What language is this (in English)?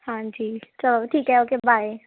Punjabi